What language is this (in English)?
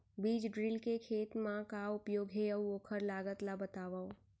Chhattisgarhi